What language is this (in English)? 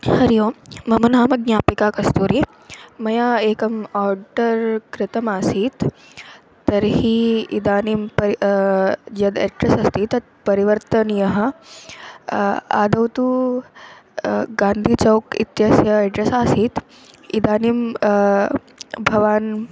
Sanskrit